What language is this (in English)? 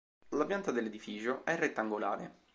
Italian